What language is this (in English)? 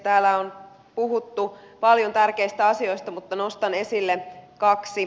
Finnish